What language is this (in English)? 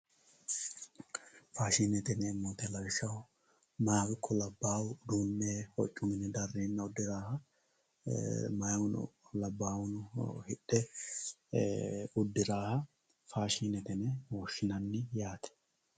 Sidamo